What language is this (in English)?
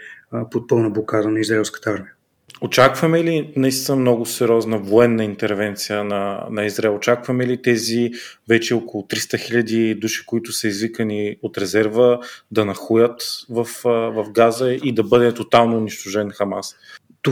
Bulgarian